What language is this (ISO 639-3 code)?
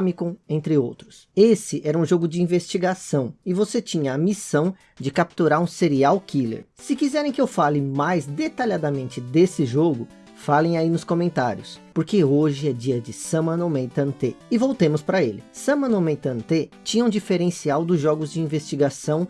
por